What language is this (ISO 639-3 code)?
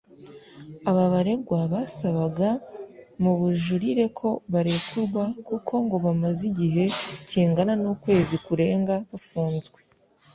kin